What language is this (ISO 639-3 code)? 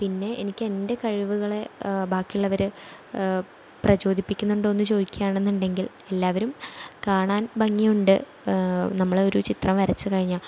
mal